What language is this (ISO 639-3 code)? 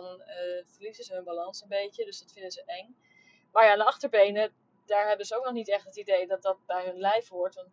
nld